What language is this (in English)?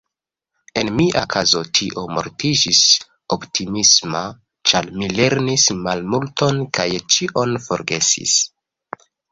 Esperanto